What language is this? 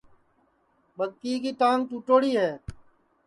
Sansi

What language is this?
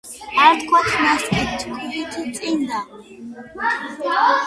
Georgian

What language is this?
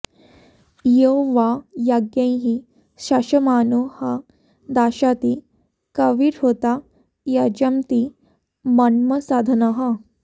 Sanskrit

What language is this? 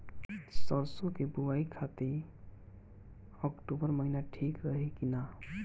Bhojpuri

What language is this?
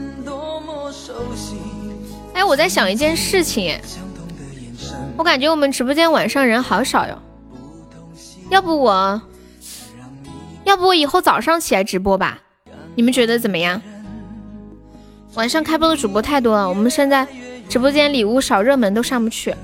Chinese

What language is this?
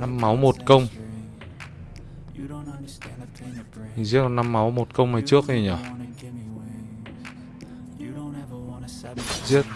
Vietnamese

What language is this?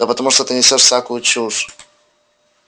Russian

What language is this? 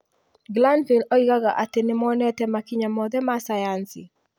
Kikuyu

